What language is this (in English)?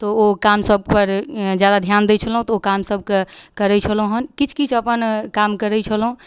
Maithili